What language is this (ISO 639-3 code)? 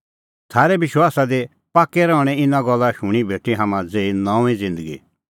kfx